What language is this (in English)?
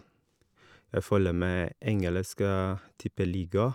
Norwegian